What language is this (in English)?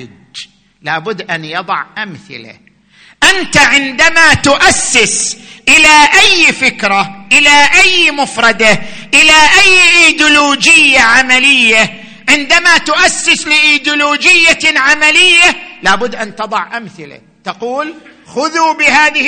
Arabic